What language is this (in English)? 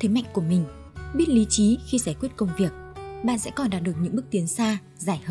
Vietnamese